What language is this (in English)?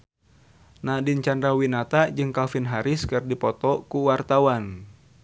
Sundanese